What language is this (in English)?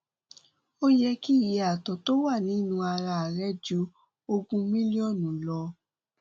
Yoruba